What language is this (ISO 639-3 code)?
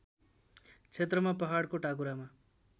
nep